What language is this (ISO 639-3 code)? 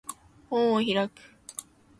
jpn